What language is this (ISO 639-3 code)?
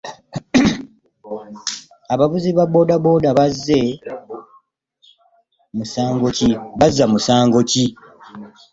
lug